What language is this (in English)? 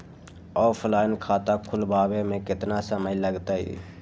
Magahi